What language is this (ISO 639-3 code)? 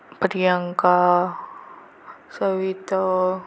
mar